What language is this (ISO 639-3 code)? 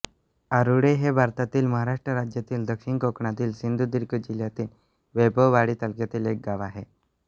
mar